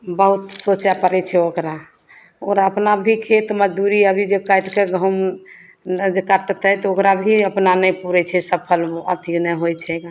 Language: Maithili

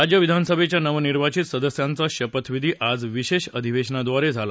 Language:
Marathi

